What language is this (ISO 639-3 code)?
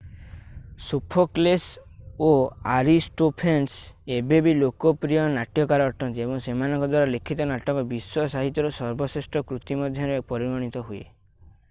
ori